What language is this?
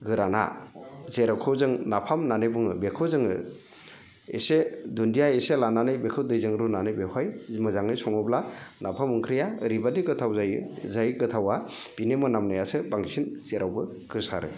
Bodo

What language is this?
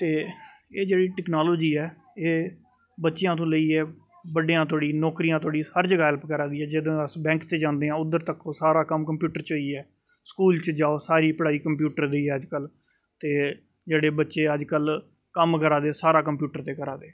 Dogri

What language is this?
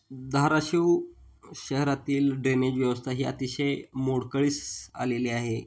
Marathi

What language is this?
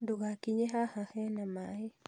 Kikuyu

